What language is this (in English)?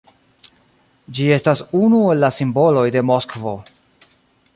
Esperanto